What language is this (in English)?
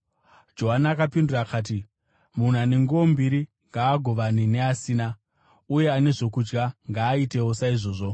Shona